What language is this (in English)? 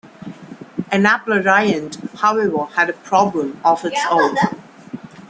English